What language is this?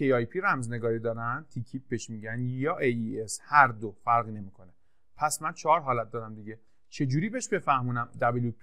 Persian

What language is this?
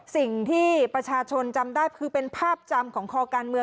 Thai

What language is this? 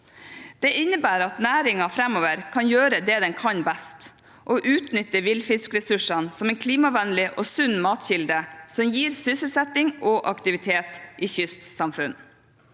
Norwegian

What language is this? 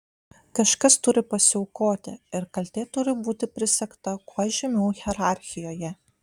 Lithuanian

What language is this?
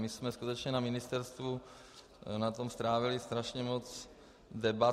Czech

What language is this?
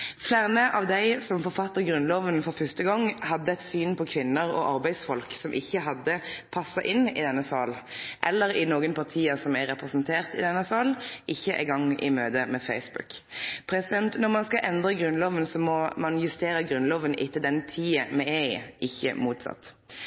Norwegian Nynorsk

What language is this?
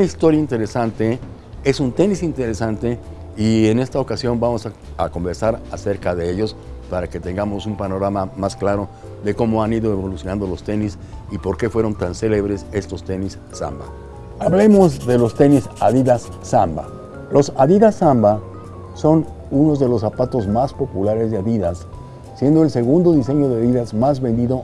Spanish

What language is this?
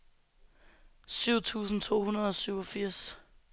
Danish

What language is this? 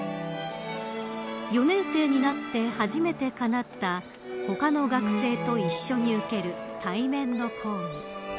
Japanese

